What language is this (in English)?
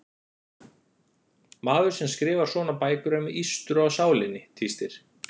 Icelandic